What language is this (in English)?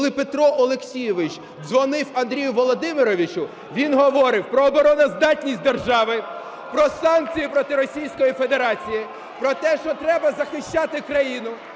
Ukrainian